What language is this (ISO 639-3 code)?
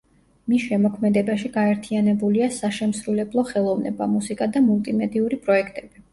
kat